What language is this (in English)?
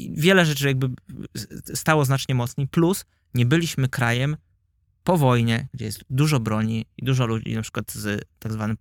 Polish